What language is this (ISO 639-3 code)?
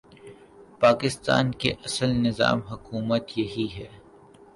urd